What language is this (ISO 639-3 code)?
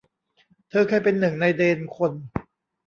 tha